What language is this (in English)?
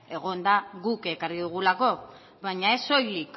Basque